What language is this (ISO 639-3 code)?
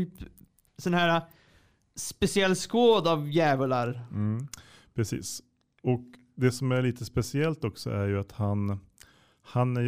swe